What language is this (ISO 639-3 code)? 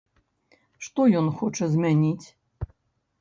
bel